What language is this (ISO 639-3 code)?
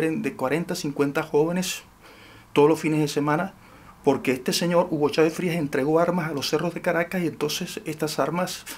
spa